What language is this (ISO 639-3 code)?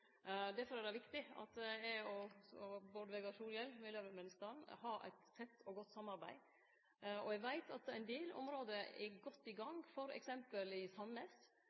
nno